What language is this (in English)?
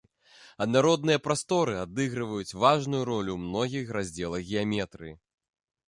Belarusian